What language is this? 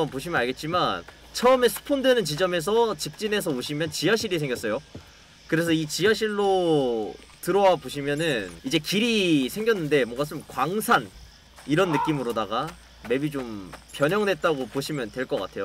Korean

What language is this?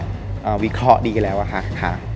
Thai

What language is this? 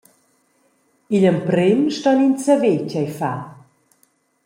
Romansh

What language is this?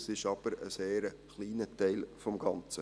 Swiss German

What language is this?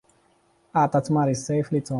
Arabic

